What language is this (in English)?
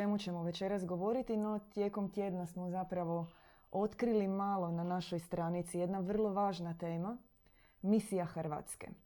Croatian